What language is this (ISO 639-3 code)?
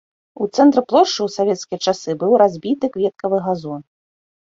bel